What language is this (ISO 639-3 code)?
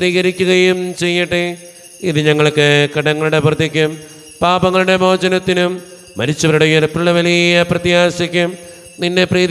mal